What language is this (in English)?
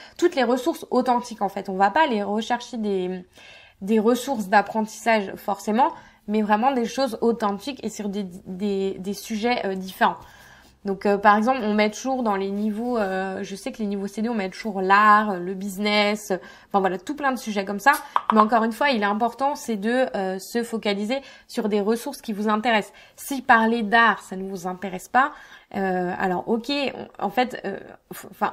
French